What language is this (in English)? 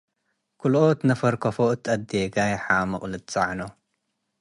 Tigre